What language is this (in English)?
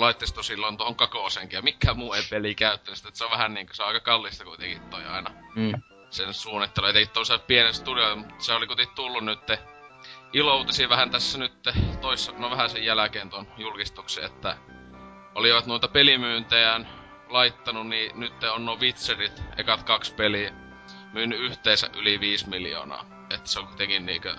Finnish